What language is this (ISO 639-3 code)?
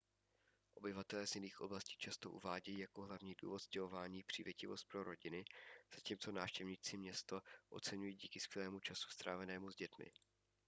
ces